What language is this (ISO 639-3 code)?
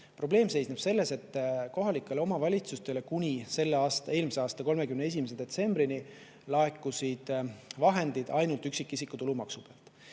est